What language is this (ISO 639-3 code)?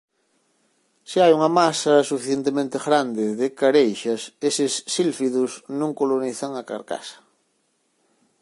glg